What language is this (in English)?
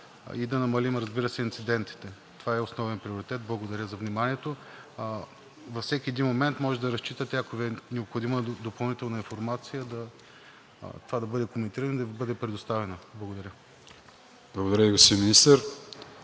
Bulgarian